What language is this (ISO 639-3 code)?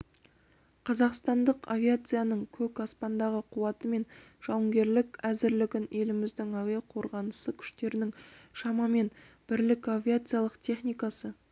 kaz